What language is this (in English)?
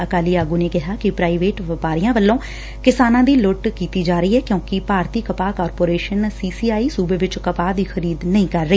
Punjabi